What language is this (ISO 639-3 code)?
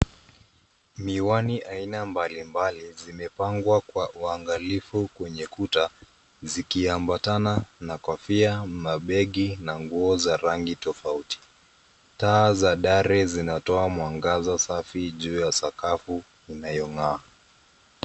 swa